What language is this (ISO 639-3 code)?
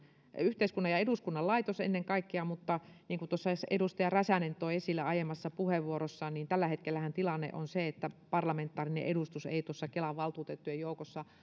fin